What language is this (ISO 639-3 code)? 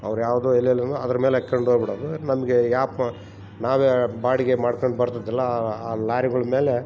kan